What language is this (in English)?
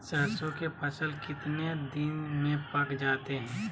Magahi